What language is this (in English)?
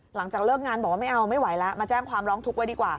Thai